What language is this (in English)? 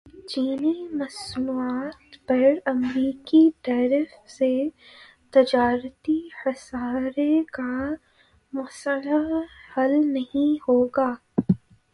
Urdu